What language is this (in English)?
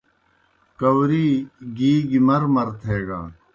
Kohistani Shina